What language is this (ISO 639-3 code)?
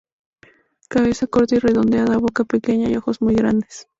spa